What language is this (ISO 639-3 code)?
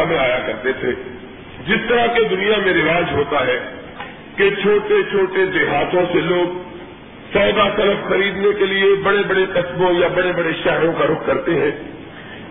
urd